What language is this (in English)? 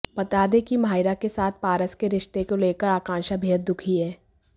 Hindi